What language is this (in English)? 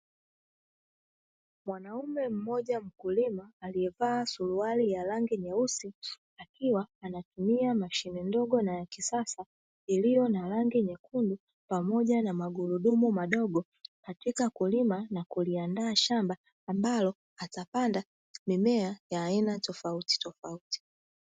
Swahili